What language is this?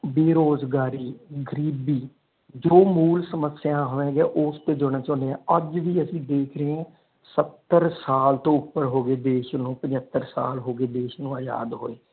Punjabi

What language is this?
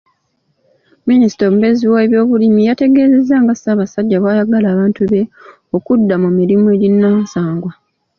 Ganda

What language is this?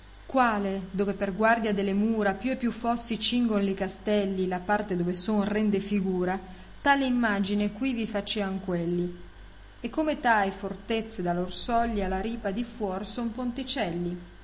Italian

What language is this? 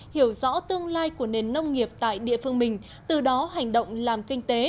Vietnamese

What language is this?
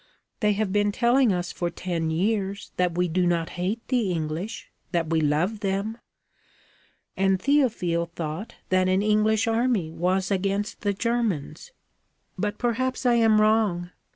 English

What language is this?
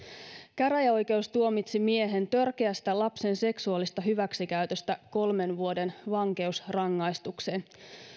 Finnish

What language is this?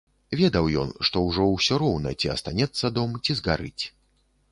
Belarusian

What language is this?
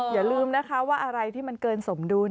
Thai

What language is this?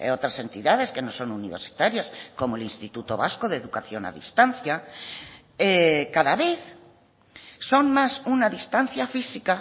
Spanish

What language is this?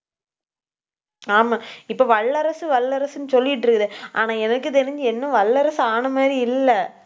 Tamil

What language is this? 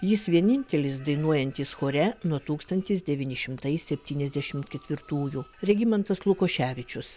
Lithuanian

